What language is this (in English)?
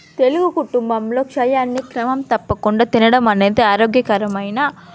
Telugu